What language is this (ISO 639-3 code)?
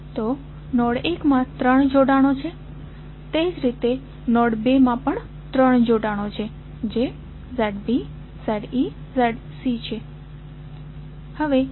guj